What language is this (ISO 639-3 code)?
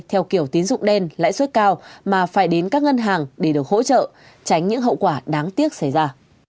vie